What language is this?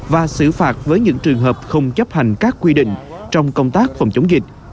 Vietnamese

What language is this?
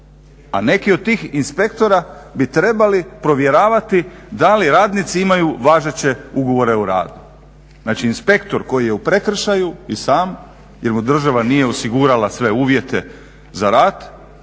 Croatian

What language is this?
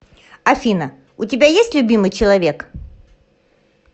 Russian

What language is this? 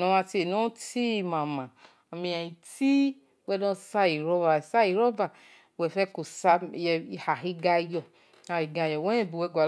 Esan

